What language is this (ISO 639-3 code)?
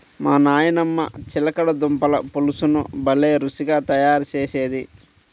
tel